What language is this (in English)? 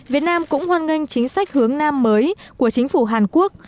Vietnamese